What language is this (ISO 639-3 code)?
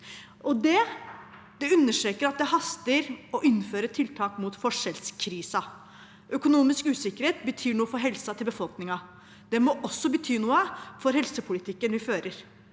nor